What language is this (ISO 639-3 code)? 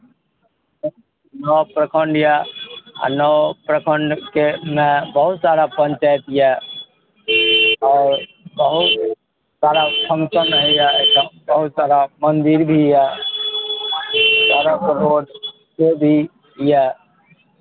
mai